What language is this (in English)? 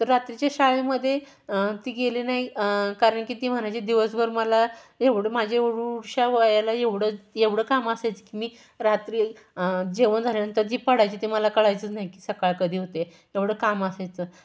Marathi